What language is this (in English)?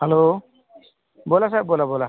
Marathi